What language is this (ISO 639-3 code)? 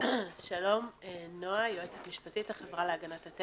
heb